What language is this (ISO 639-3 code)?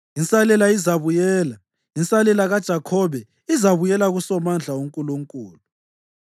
nde